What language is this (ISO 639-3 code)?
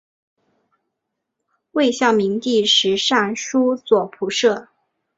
zho